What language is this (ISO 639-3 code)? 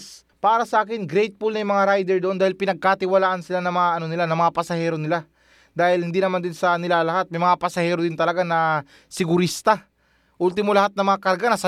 fil